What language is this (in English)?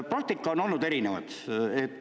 Estonian